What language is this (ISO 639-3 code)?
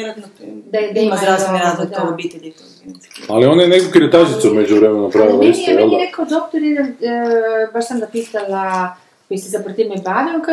hrv